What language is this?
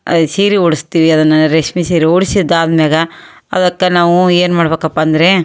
Kannada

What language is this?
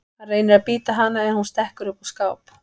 Icelandic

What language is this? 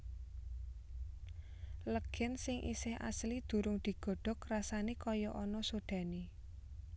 Javanese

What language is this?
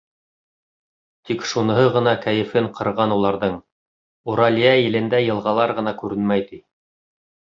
Bashkir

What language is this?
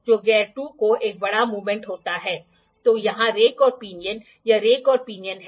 Hindi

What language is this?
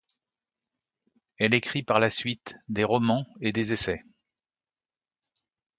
French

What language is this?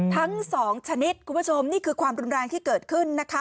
Thai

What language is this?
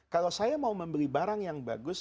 Indonesian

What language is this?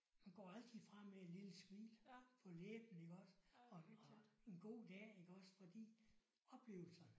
Danish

